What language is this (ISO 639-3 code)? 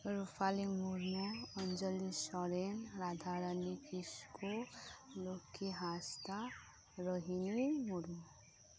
sat